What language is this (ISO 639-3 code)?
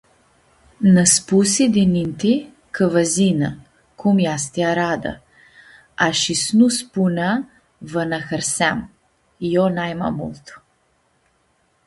rup